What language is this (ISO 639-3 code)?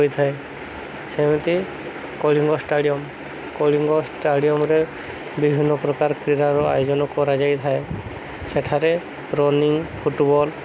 ori